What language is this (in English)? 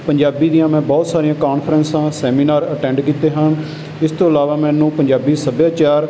Punjabi